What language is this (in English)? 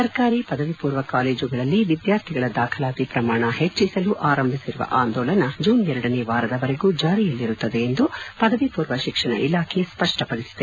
Kannada